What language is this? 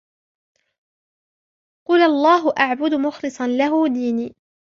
Arabic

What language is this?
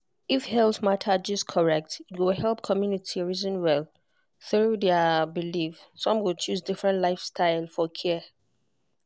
Nigerian Pidgin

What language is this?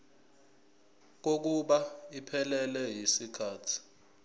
Zulu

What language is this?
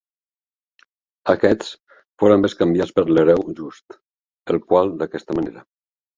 Catalan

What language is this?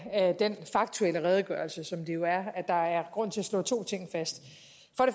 Danish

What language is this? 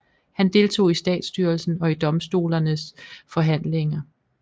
Danish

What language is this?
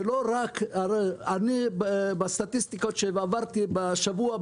Hebrew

